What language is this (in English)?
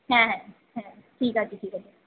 Bangla